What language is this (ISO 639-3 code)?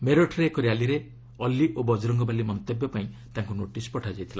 ori